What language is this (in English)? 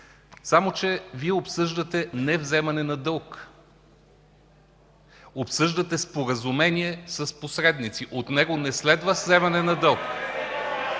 Bulgarian